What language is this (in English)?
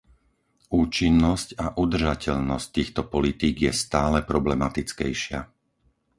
Slovak